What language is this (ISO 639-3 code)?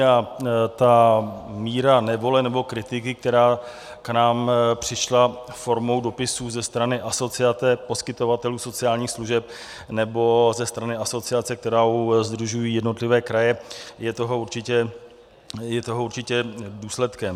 ces